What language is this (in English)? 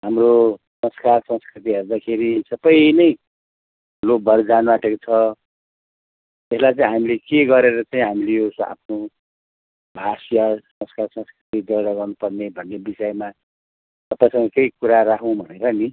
Nepali